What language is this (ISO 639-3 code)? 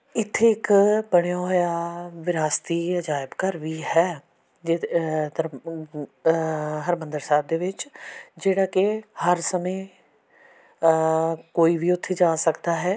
pan